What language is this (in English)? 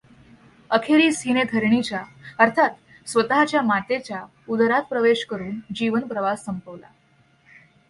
Marathi